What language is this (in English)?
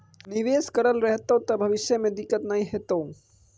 Maithili